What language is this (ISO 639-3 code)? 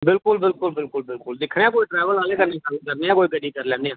doi